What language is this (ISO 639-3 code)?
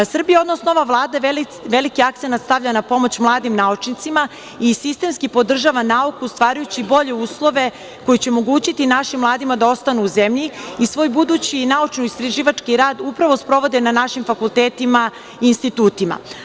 srp